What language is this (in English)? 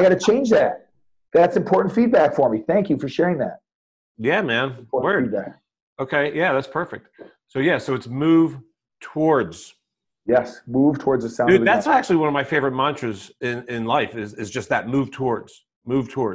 English